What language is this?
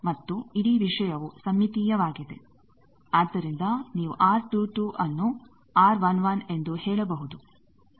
Kannada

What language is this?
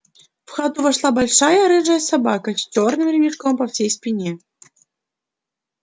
Russian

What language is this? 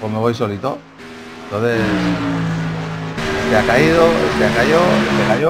Spanish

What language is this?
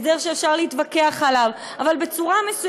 Hebrew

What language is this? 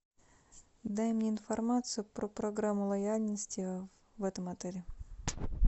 Russian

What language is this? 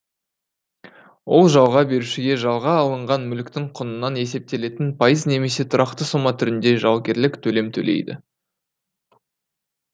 Kazakh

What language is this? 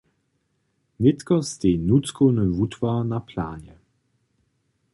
Upper Sorbian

